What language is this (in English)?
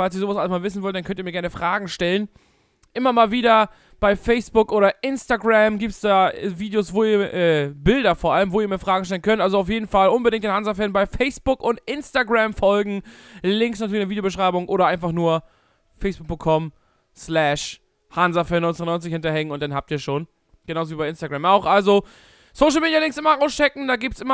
German